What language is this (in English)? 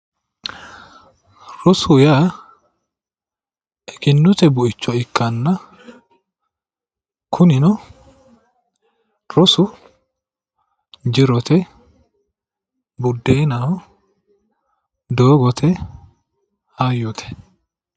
Sidamo